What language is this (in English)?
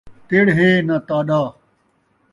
Saraiki